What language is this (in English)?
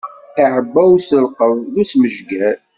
Kabyle